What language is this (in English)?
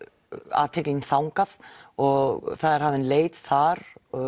Icelandic